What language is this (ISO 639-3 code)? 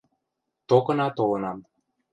mrj